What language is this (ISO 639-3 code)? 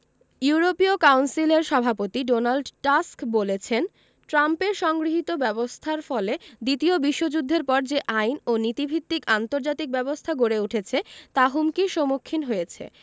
ben